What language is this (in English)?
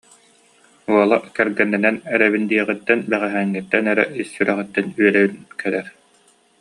Yakut